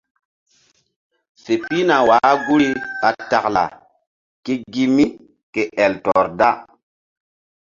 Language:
Mbum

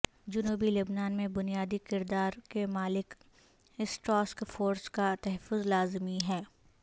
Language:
Urdu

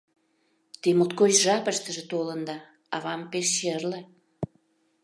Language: Mari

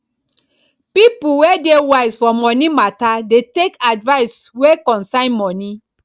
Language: Nigerian Pidgin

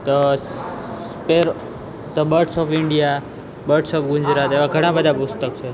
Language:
Gujarati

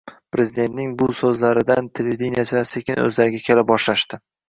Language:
Uzbek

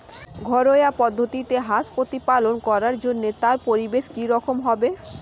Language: Bangla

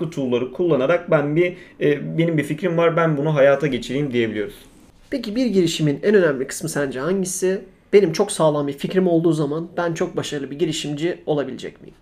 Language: Turkish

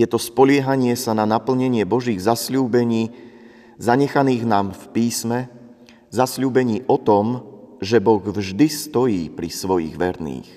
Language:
Slovak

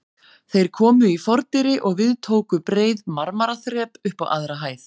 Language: Icelandic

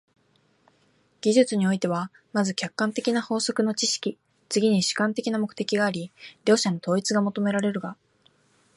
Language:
Japanese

